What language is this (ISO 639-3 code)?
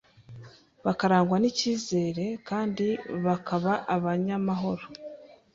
kin